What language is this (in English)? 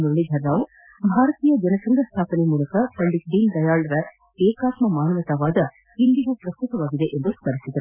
Kannada